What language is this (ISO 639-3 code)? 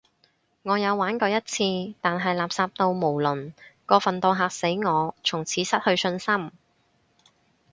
yue